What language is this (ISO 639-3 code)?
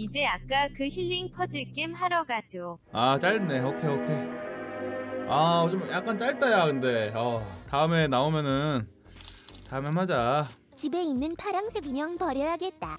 kor